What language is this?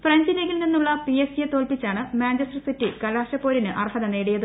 Malayalam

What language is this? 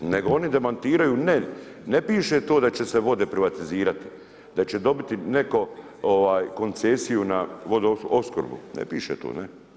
Croatian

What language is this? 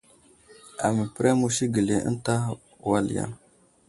Wuzlam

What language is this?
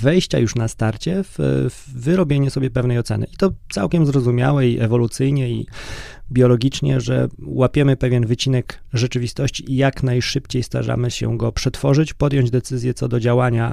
Polish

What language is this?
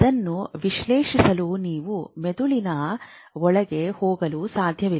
Kannada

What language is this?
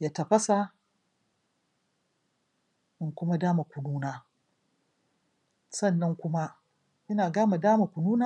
Hausa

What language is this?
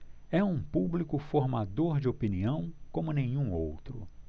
Portuguese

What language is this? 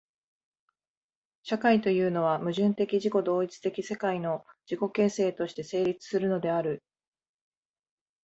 Japanese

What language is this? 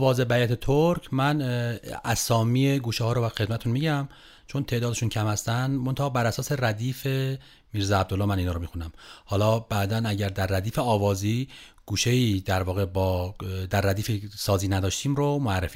Persian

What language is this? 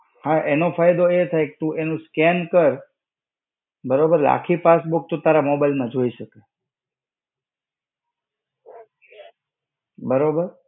Gujarati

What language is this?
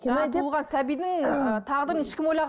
Kazakh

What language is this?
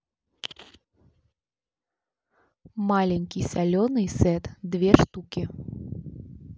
Russian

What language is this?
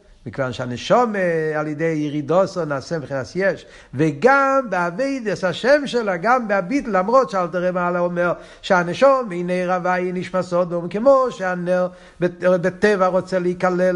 Hebrew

